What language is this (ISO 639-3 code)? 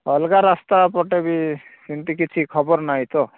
ori